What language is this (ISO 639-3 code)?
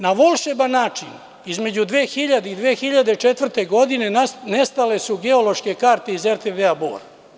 srp